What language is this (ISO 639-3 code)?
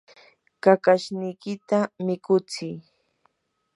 qur